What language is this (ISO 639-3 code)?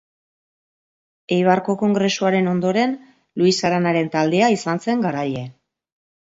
eus